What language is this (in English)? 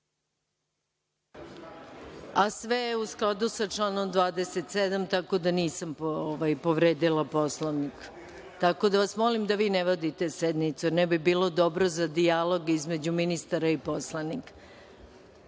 Serbian